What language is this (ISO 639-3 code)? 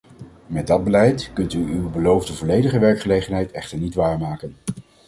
nld